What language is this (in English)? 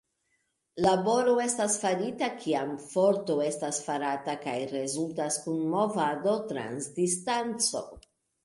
Esperanto